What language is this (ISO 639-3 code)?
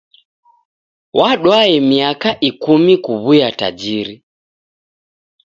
dav